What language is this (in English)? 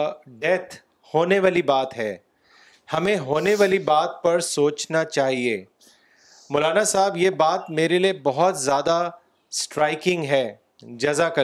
Urdu